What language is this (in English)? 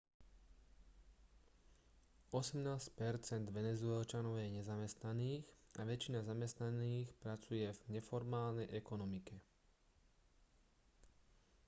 Slovak